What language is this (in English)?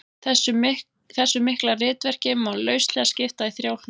Icelandic